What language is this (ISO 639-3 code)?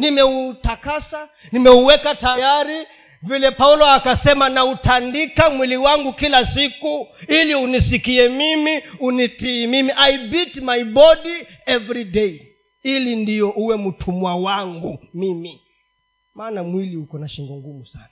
swa